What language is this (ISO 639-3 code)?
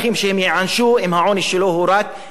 heb